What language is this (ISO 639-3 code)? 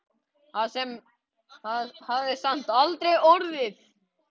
isl